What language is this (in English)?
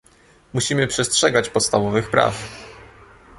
Polish